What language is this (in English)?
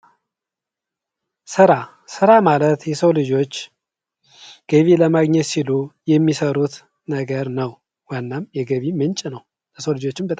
Amharic